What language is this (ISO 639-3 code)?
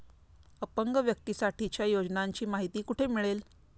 mar